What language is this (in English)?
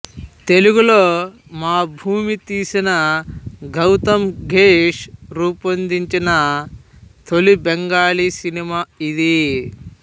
Telugu